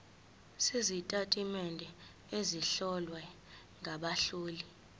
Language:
Zulu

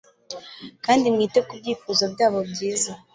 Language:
Kinyarwanda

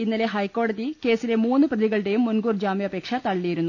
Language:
Malayalam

